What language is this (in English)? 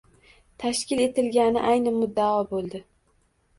Uzbek